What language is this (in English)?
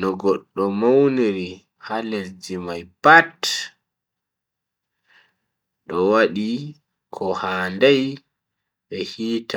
Bagirmi Fulfulde